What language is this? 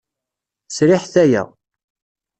Kabyle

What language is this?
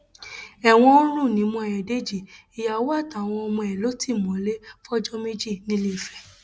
Yoruba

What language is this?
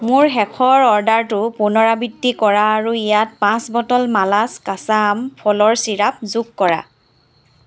Assamese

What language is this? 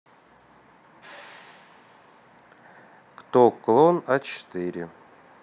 Russian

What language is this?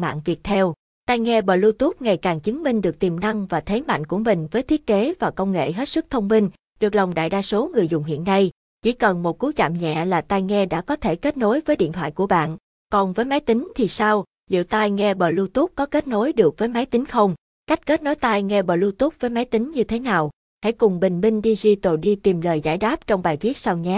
Vietnamese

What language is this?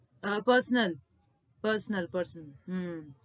Gujarati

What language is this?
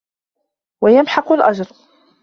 Arabic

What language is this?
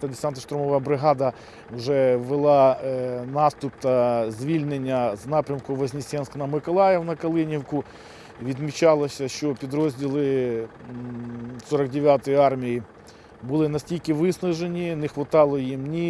Ukrainian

